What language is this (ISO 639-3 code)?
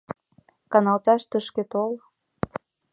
chm